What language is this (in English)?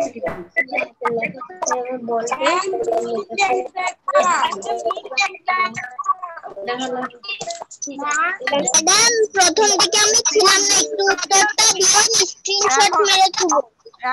Indonesian